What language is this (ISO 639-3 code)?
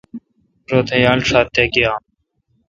xka